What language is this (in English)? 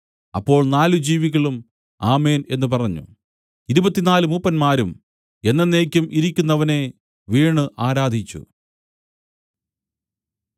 Malayalam